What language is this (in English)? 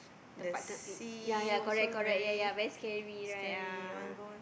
English